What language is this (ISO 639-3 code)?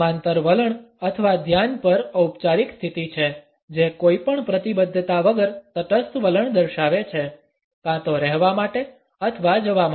guj